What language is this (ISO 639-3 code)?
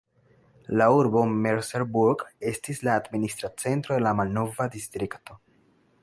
epo